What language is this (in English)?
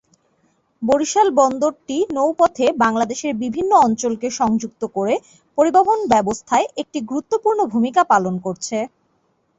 Bangla